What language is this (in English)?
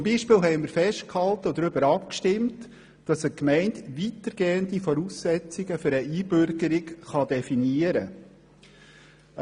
Swiss German